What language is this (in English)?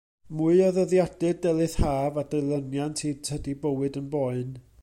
Welsh